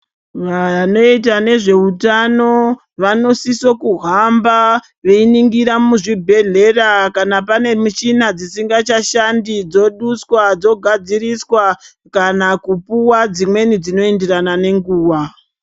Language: Ndau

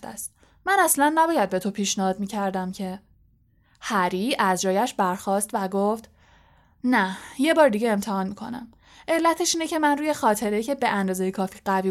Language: Persian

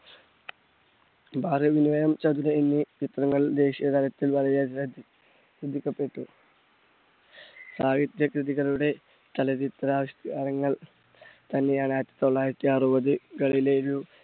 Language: Malayalam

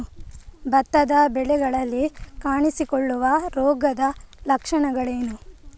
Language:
Kannada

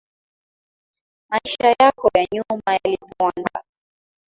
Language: Swahili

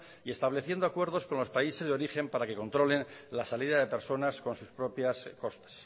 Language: Spanish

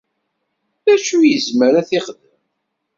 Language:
Kabyle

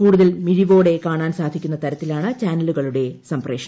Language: Malayalam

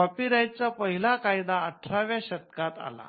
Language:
Marathi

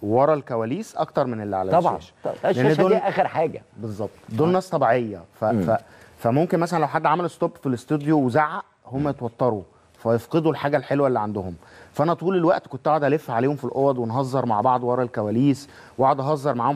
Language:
Arabic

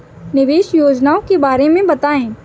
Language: Hindi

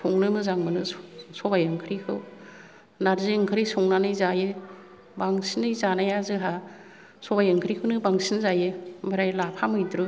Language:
Bodo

